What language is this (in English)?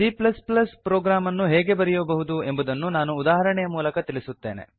Kannada